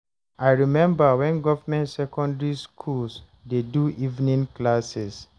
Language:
Nigerian Pidgin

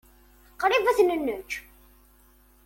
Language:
Kabyle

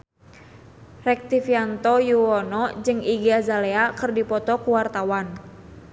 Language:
Sundanese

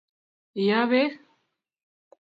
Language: Kalenjin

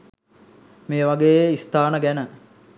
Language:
Sinhala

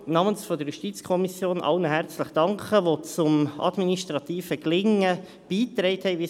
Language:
Swiss German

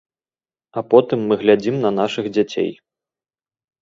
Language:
Belarusian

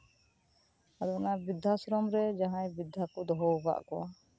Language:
Santali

